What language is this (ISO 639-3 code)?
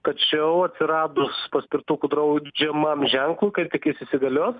lit